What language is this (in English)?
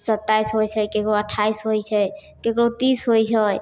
Maithili